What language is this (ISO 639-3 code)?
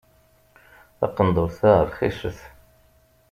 kab